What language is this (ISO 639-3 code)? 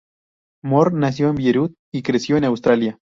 spa